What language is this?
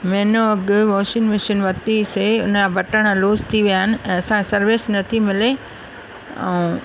Sindhi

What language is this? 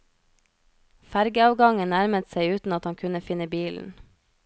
Norwegian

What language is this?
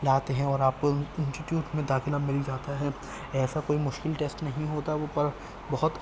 Urdu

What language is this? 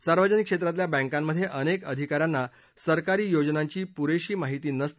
Marathi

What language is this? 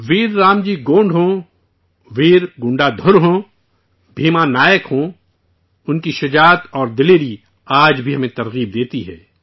Urdu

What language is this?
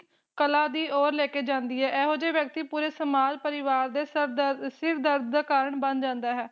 Punjabi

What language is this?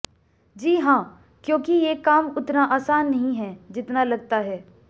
Hindi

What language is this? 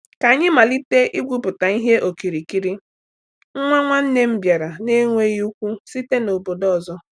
Igbo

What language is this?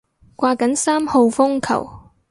Cantonese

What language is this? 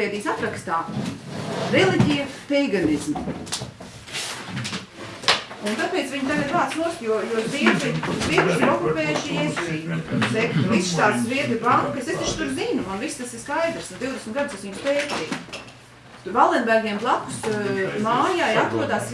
Portuguese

